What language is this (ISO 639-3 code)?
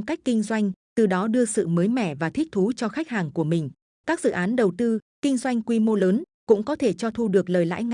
vie